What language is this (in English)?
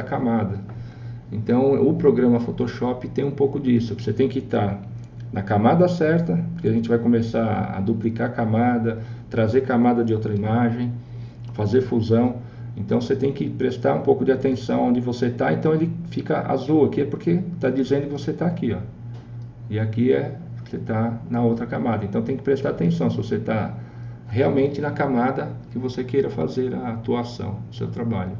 Portuguese